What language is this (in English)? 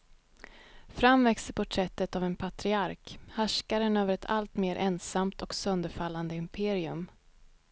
Swedish